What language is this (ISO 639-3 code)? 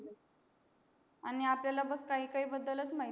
mar